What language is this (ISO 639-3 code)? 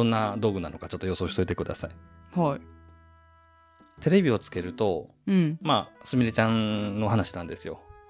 jpn